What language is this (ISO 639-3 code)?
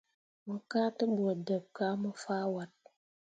mua